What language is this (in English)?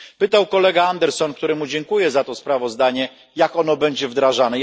Polish